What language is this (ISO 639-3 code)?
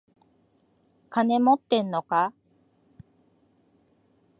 jpn